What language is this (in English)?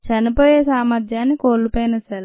Telugu